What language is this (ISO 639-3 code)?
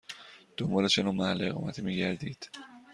fas